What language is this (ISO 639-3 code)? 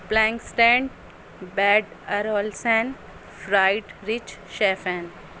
urd